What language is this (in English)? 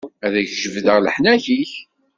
Kabyle